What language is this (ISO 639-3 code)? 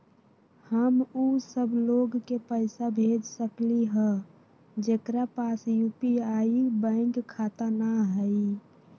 mag